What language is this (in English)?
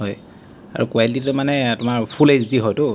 Assamese